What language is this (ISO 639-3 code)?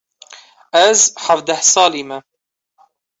kur